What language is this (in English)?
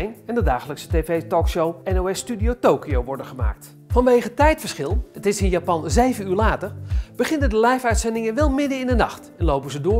Dutch